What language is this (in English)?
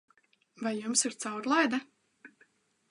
Latvian